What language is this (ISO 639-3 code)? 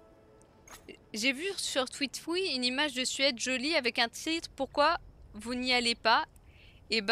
fra